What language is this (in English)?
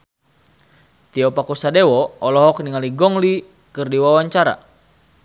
Sundanese